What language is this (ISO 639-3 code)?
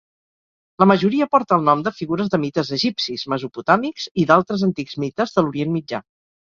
cat